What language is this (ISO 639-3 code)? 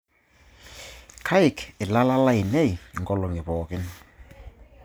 mas